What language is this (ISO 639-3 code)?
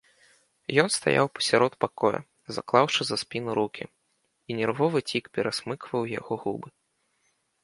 bel